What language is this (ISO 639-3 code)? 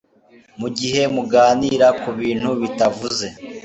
kin